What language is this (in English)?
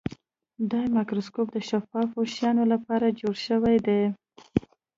Pashto